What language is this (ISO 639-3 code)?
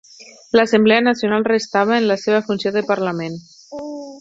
cat